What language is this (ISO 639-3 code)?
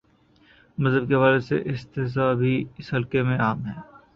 urd